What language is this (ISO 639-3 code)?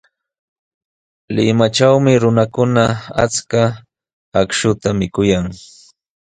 qws